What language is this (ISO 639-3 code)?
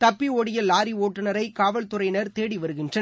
tam